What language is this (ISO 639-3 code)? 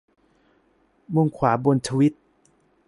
tha